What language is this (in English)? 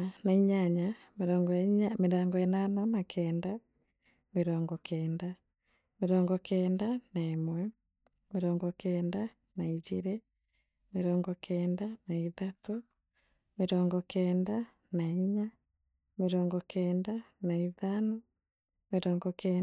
Meru